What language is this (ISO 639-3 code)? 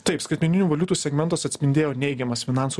lit